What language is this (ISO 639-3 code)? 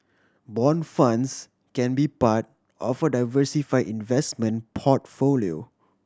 eng